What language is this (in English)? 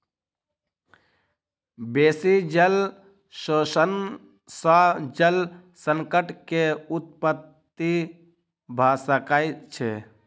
Maithili